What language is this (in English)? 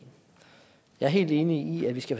Danish